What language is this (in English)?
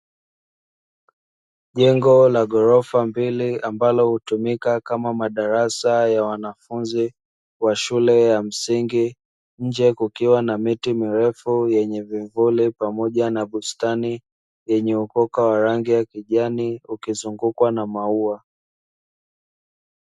Swahili